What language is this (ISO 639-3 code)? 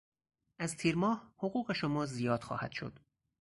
fas